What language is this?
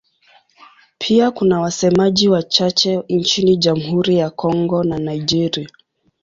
Swahili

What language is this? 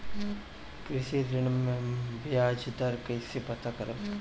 Bhojpuri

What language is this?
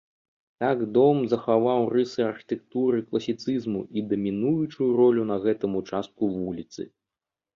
Belarusian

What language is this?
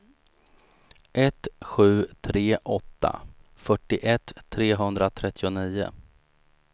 Swedish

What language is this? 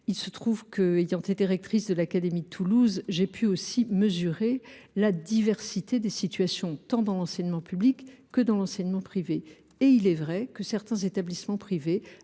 French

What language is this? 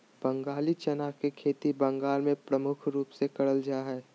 Magahi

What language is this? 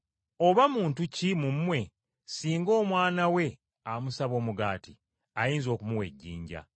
Ganda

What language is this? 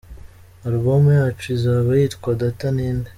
Kinyarwanda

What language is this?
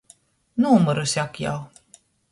Latgalian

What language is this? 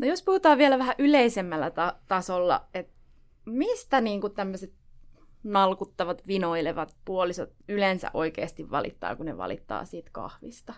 Finnish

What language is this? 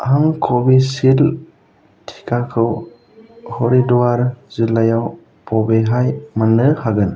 Bodo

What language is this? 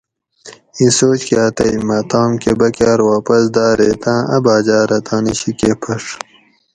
Gawri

